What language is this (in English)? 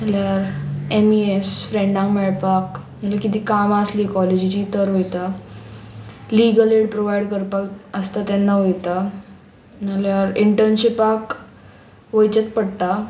Konkani